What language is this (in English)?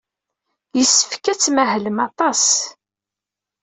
Kabyle